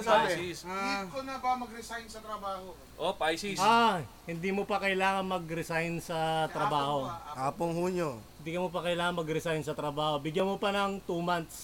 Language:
Filipino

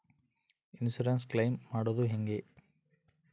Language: Kannada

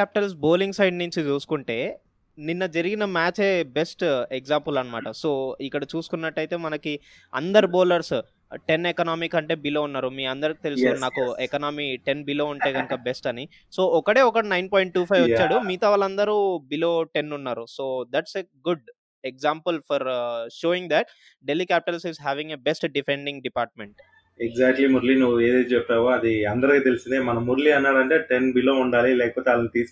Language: Telugu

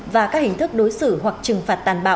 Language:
Vietnamese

